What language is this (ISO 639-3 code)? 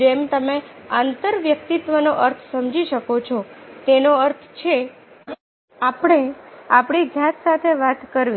guj